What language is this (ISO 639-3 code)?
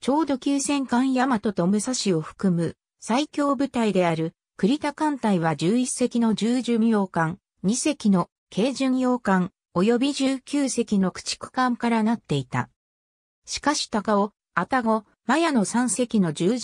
jpn